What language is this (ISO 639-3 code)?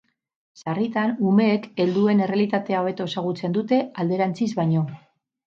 eus